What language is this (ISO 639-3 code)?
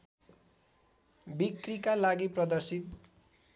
nep